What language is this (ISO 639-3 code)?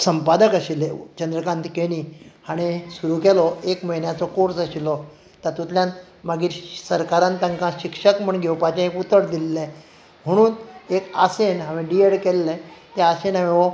kok